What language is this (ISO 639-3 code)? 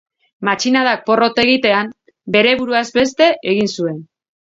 eus